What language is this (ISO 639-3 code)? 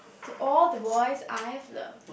eng